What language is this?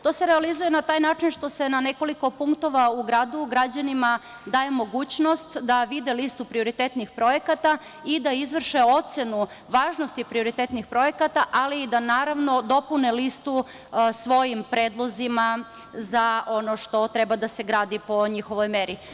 Serbian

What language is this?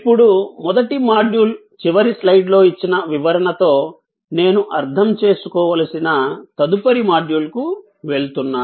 Telugu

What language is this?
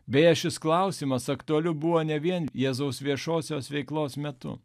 Lithuanian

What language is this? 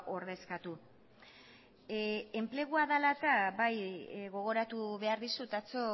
Basque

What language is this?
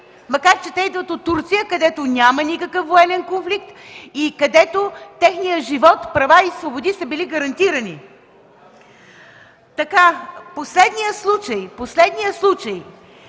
Bulgarian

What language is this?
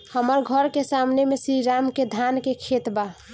Bhojpuri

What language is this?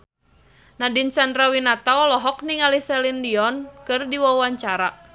Sundanese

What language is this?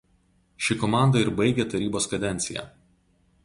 Lithuanian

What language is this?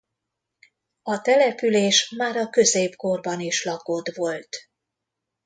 Hungarian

